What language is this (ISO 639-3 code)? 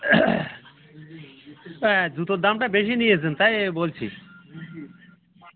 ben